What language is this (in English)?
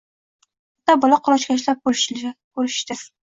Uzbek